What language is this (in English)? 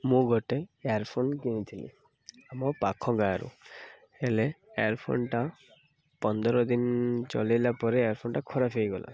Odia